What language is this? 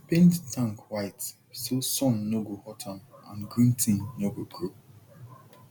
Nigerian Pidgin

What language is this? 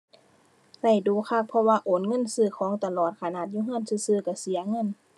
Thai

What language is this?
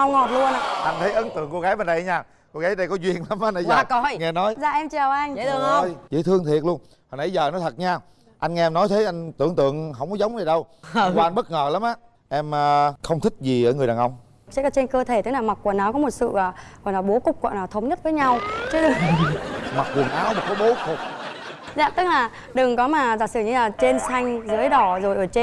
Vietnamese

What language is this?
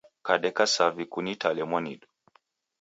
Taita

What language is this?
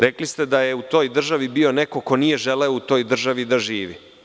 Serbian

